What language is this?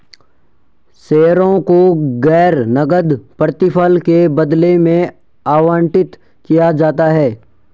Hindi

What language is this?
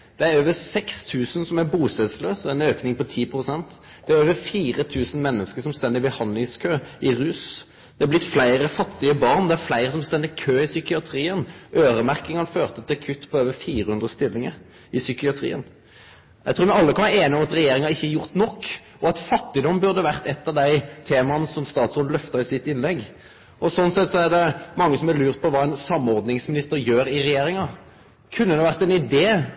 Norwegian Nynorsk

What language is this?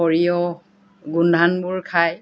Assamese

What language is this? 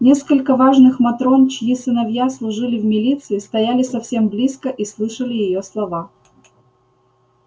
Russian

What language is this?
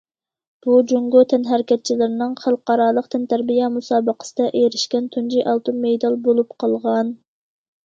Uyghur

